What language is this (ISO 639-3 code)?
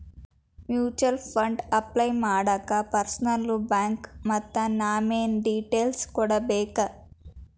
kan